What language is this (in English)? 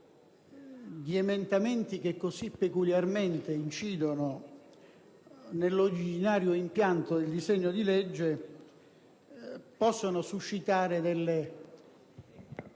Italian